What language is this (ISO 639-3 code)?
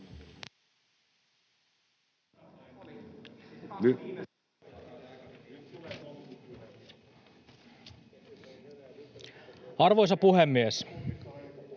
fin